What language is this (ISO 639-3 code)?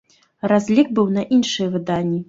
bel